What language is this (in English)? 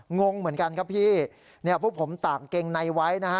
Thai